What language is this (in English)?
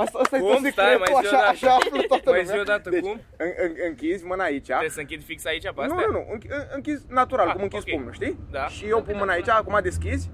Romanian